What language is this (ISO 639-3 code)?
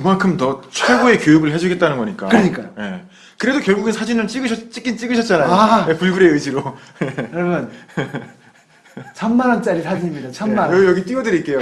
kor